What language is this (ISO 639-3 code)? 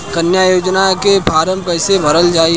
bho